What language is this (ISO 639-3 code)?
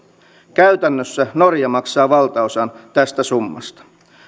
fin